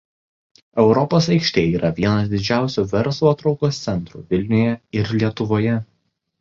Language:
Lithuanian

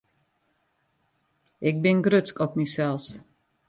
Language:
Western Frisian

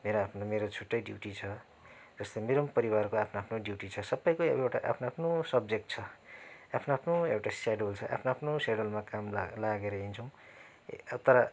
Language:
Nepali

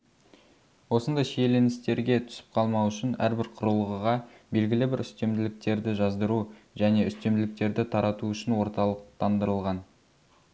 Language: Kazakh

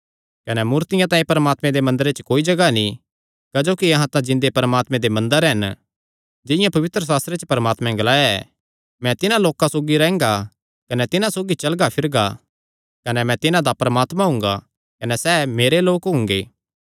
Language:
Kangri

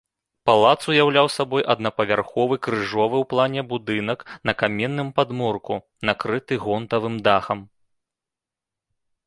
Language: Belarusian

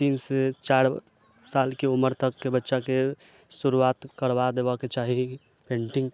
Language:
Maithili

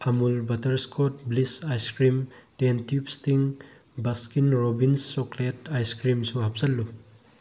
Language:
Manipuri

